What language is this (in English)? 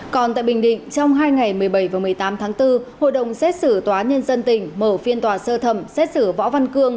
Vietnamese